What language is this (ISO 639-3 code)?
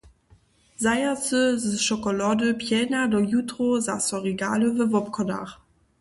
hsb